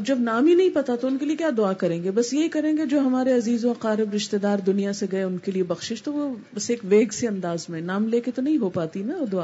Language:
Urdu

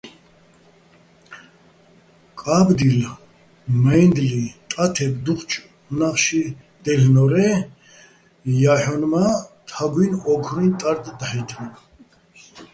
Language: Bats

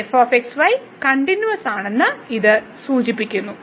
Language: Malayalam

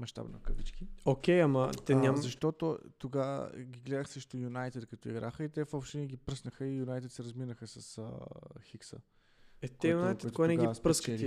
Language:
Bulgarian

